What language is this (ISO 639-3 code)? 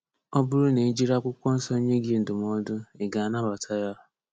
ibo